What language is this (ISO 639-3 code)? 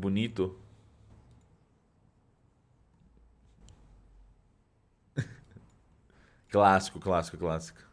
por